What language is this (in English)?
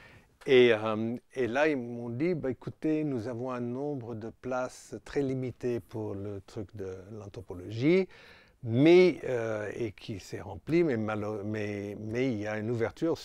French